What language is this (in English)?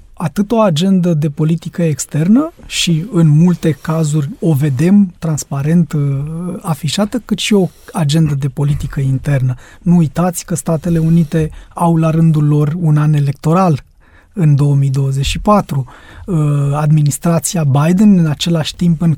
Romanian